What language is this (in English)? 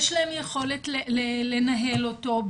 Hebrew